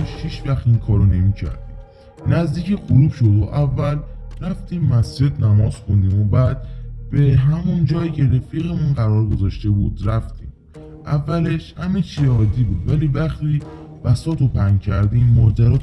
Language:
Persian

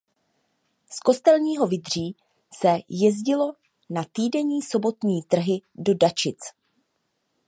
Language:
Czech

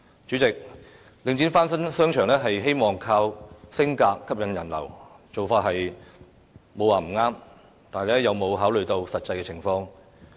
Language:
Cantonese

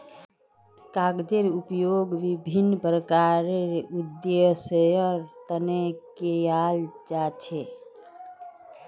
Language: Magahi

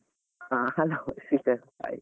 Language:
Kannada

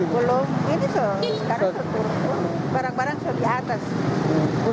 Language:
Indonesian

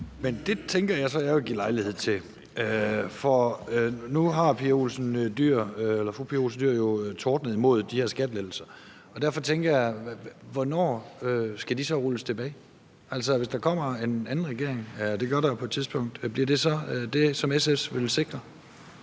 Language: Danish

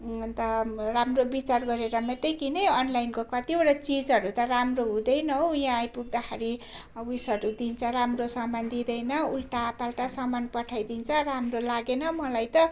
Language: Nepali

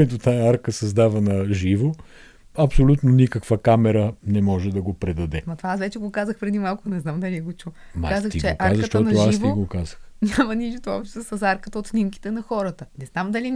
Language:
Bulgarian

